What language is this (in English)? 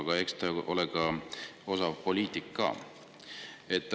Estonian